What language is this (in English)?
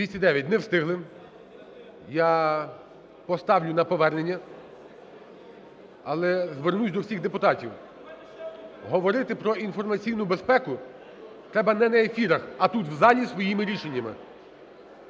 Ukrainian